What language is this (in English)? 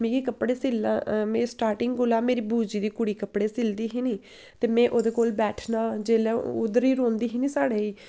Dogri